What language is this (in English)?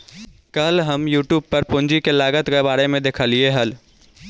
Magahi